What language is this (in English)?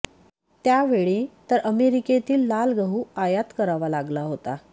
Marathi